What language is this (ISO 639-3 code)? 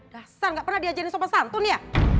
ind